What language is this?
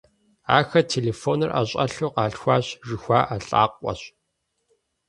Kabardian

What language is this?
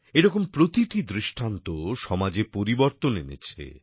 Bangla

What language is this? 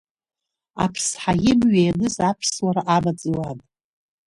Abkhazian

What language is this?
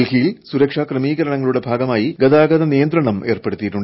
Malayalam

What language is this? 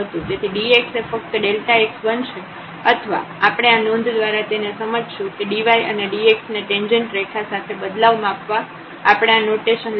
Gujarati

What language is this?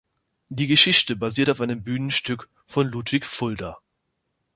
German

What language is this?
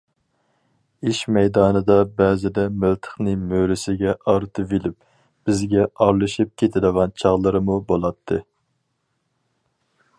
Uyghur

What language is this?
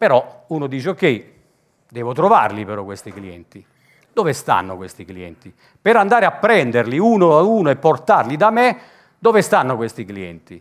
Italian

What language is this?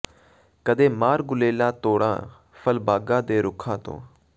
Punjabi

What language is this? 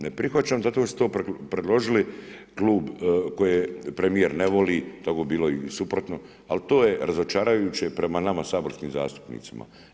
Croatian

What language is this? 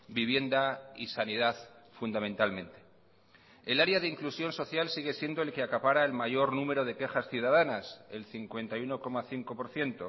Spanish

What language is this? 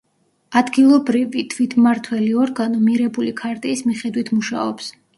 Georgian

